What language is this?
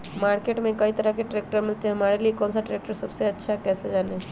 Magahi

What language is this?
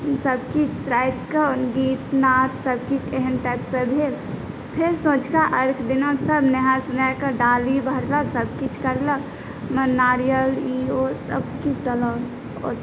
Maithili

